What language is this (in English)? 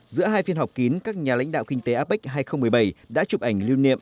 Vietnamese